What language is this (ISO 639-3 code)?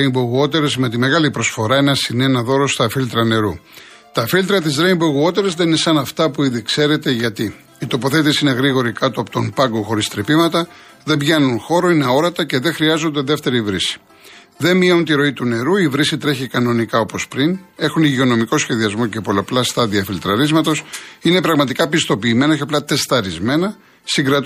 ell